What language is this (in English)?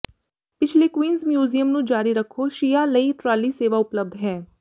Punjabi